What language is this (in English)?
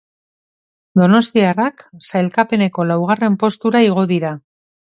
Basque